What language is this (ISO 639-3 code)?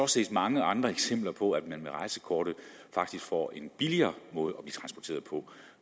dan